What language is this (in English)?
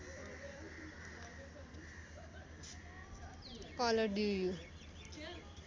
Nepali